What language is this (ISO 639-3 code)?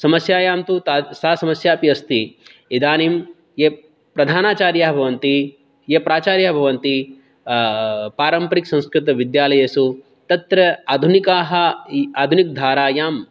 san